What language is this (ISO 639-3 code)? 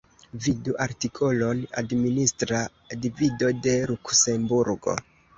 epo